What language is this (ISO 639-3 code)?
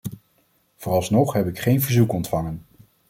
nld